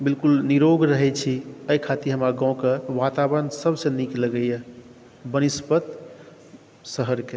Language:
Maithili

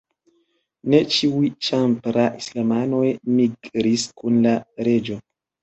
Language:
Esperanto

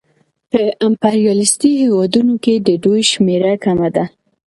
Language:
Pashto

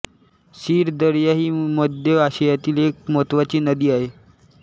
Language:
Marathi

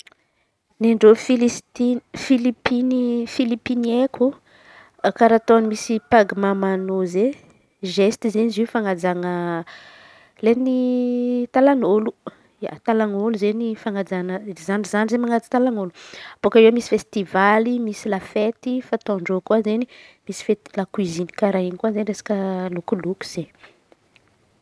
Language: Antankarana Malagasy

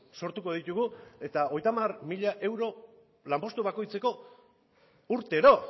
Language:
Basque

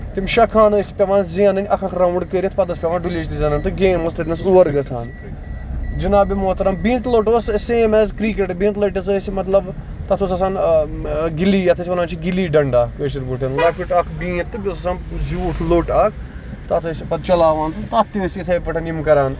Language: Kashmiri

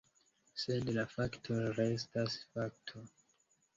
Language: Esperanto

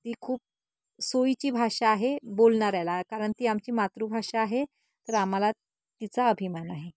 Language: Marathi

